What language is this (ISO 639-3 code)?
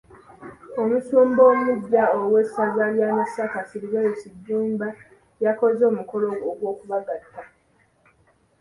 lug